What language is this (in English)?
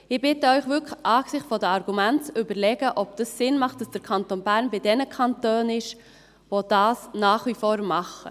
Swiss German